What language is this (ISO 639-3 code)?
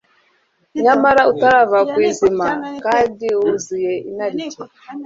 kin